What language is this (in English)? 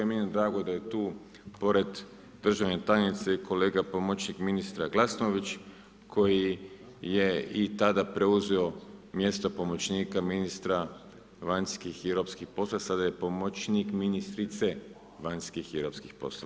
Croatian